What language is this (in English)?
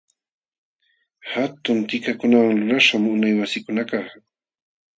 Jauja Wanca Quechua